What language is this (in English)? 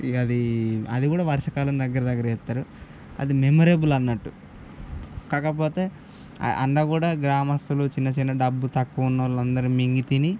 Telugu